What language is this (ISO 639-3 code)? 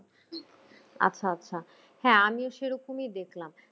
ben